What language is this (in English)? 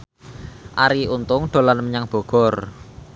Javanese